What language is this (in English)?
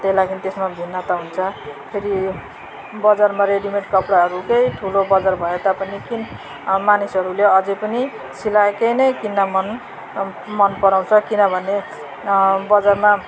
Nepali